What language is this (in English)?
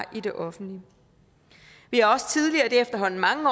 Danish